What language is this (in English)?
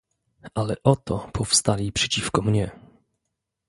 Polish